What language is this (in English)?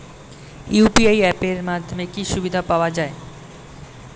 Bangla